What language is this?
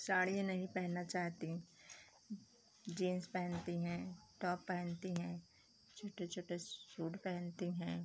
Hindi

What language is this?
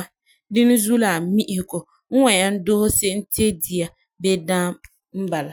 Frafra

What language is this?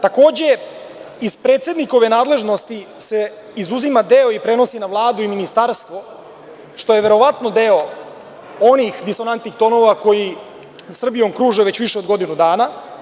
Serbian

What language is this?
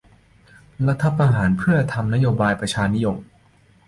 Thai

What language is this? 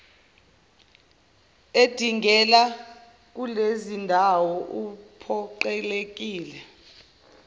Zulu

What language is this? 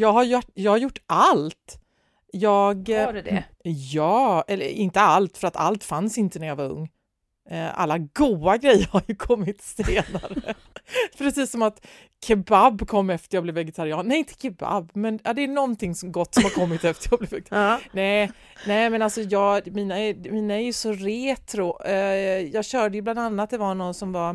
Swedish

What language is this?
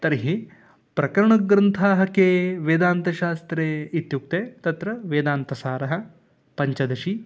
Sanskrit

